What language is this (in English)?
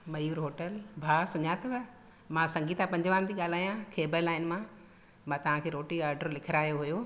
Sindhi